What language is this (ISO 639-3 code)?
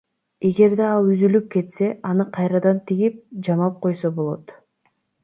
kir